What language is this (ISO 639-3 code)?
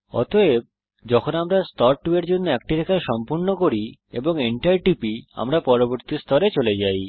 ben